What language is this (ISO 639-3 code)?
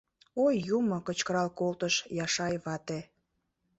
chm